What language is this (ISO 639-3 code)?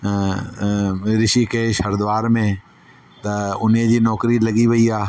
snd